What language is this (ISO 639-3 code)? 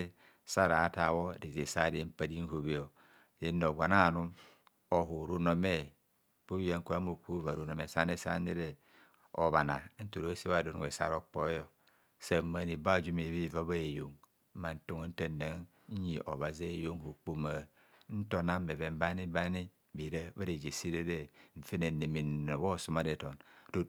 bcs